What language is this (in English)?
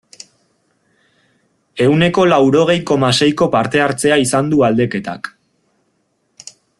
Basque